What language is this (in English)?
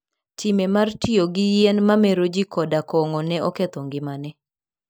Luo (Kenya and Tanzania)